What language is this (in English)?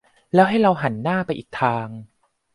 Thai